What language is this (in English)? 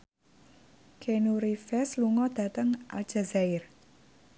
Javanese